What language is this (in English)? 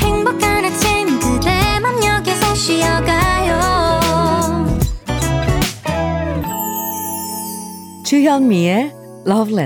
Korean